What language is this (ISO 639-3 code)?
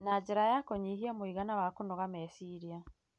kik